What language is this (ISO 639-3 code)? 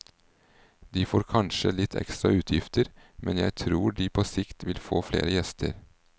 nor